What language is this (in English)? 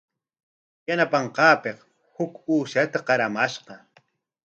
Corongo Ancash Quechua